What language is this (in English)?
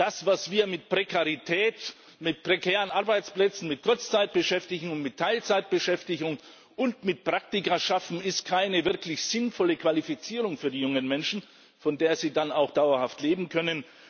German